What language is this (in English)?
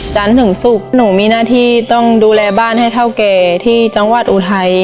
Thai